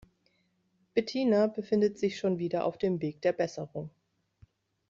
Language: German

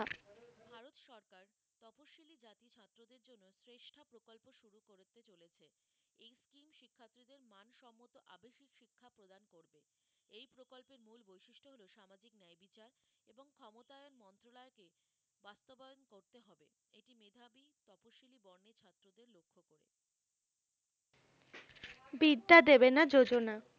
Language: Bangla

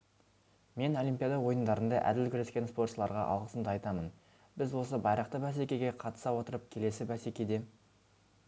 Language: Kazakh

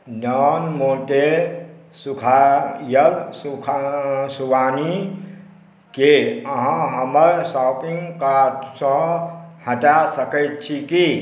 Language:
Maithili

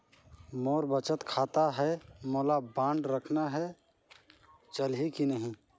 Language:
Chhattisgarhi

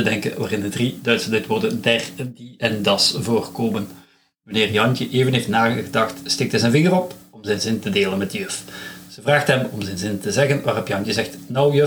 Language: Dutch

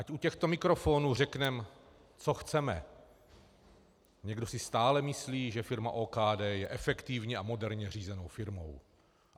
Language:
Czech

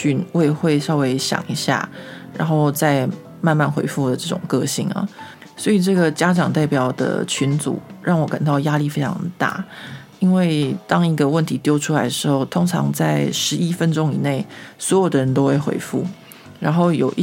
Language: Chinese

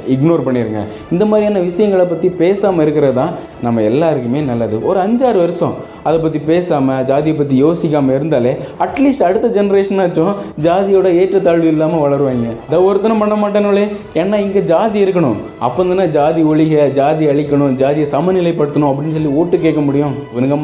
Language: Tamil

